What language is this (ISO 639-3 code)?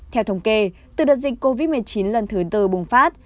vie